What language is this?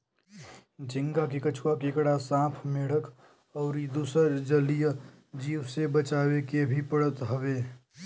Bhojpuri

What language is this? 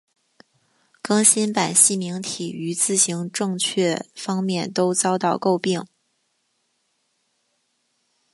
Chinese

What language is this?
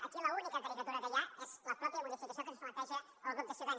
Catalan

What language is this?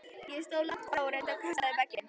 Icelandic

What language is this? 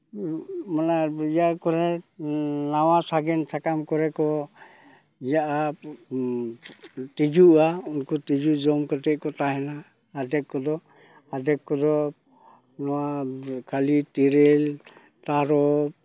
Santali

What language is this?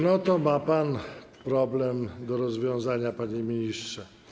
Polish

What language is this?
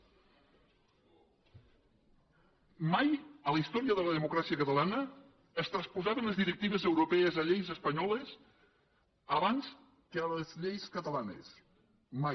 Catalan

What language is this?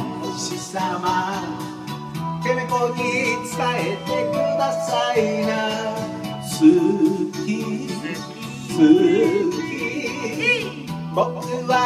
Japanese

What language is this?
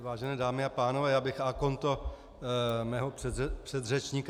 Czech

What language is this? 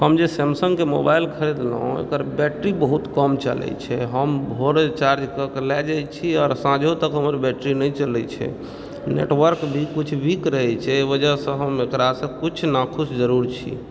Maithili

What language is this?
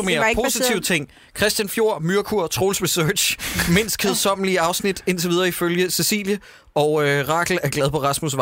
Danish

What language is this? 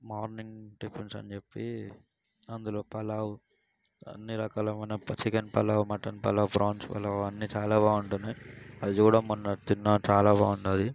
Telugu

